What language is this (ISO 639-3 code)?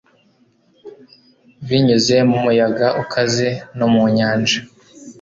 kin